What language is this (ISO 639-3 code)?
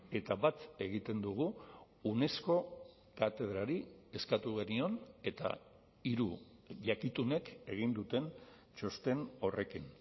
eus